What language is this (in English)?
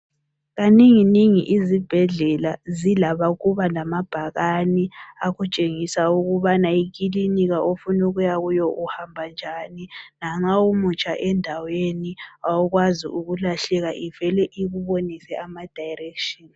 North Ndebele